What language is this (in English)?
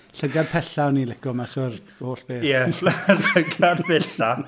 Welsh